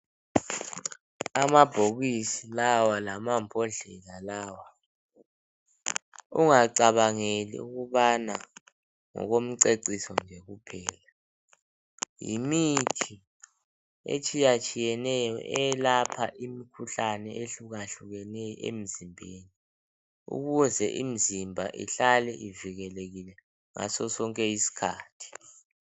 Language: North Ndebele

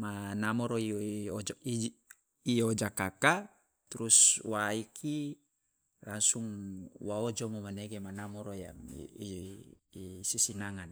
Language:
Loloda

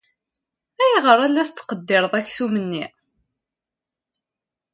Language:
Kabyle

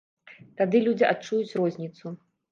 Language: Belarusian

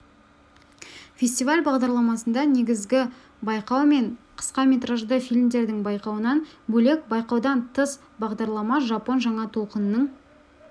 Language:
Kazakh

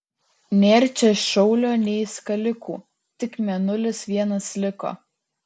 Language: Lithuanian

